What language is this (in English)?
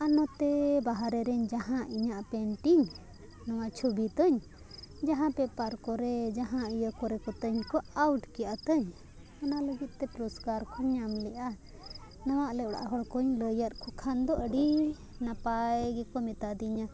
Santali